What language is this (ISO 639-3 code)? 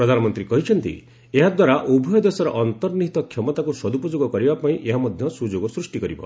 ori